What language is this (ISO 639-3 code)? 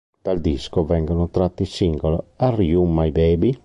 ita